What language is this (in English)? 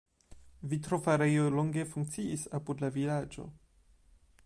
Esperanto